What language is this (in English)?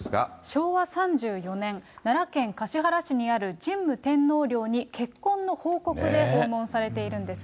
Japanese